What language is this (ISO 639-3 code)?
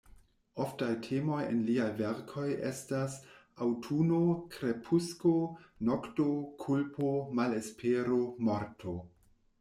epo